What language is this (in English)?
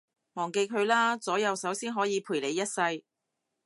Cantonese